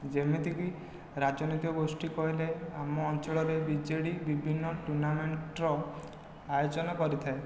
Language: Odia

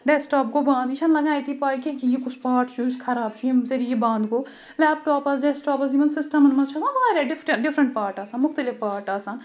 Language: Kashmiri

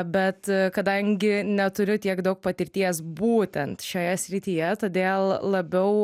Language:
Lithuanian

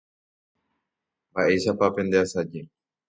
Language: Guarani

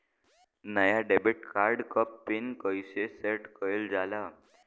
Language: Bhojpuri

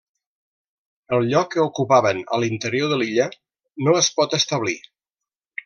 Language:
Catalan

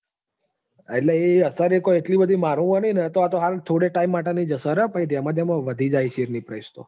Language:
Gujarati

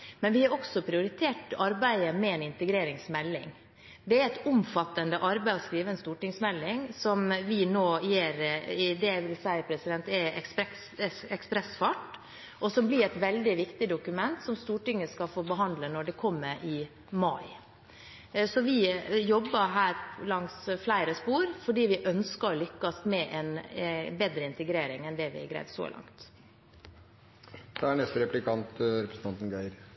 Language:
Norwegian Bokmål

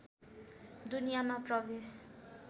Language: Nepali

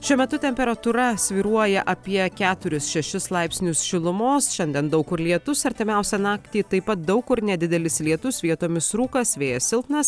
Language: Lithuanian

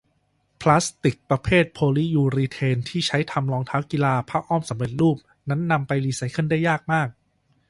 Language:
Thai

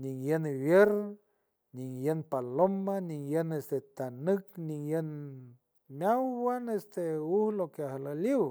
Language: San Francisco Del Mar Huave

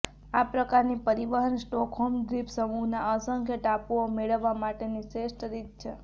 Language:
Gujarati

